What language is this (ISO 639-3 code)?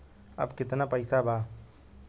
bho